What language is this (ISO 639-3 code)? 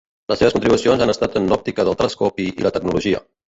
cat